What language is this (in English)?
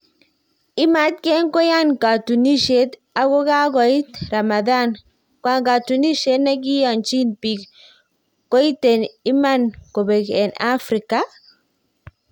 Kalenjin